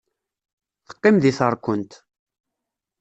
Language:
Kabyle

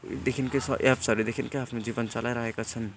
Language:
Nepali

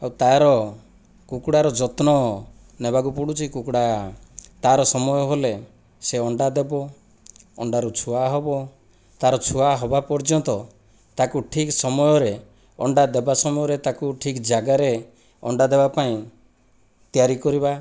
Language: Odia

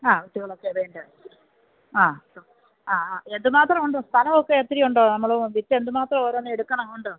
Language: Malayalam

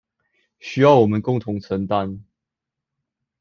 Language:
Chinese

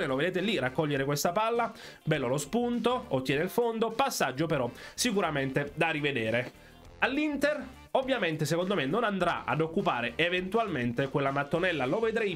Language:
Italian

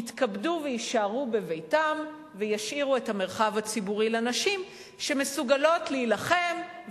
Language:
Hebrew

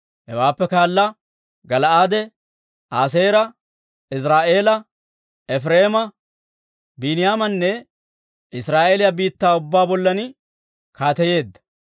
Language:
Dawro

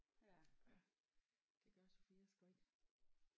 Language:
Danish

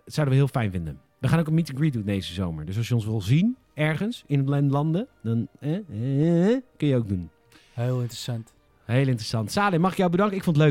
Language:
Dutch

